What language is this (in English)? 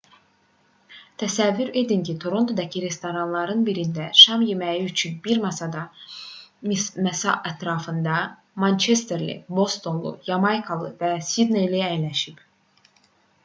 Azerbaijani